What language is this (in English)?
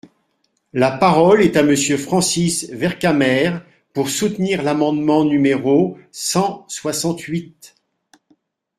French